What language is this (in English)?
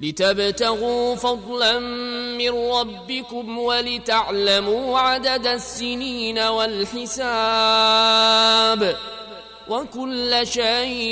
Arabic